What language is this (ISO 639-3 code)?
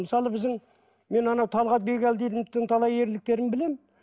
kaz